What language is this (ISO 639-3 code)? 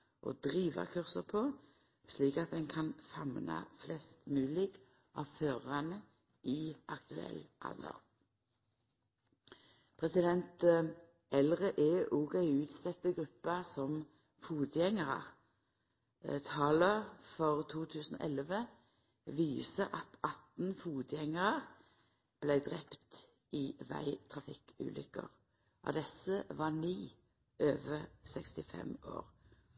nno